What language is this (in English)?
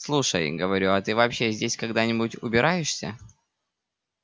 Russian